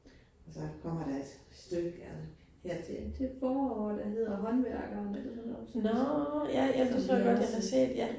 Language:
Danish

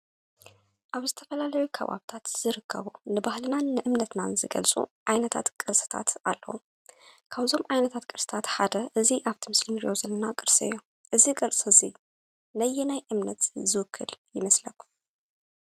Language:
Tigrinya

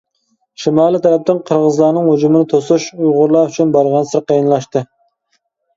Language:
Uyghur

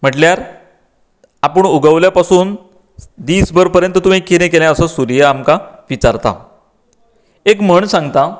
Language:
Konkani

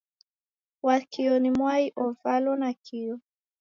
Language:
Taita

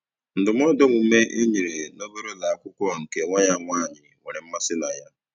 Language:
Igbo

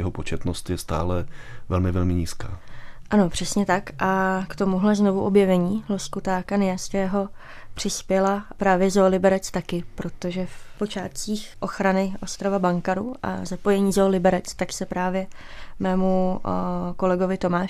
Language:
Czech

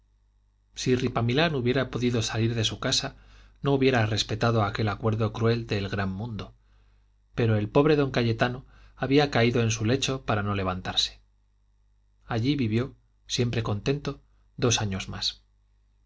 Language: Spanish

